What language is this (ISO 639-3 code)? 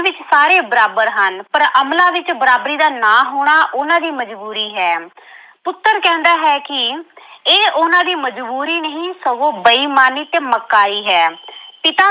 pan